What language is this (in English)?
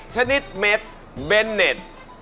Thai